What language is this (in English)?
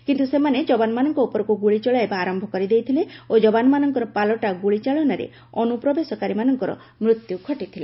Odia